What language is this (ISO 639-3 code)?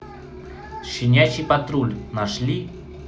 rus